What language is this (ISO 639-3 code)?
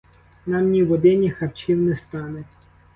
ukr